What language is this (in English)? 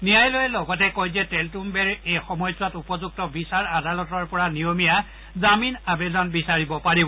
Assamese